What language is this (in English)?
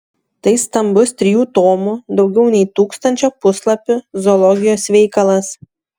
Lithuanian